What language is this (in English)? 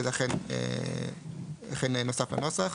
Hebrew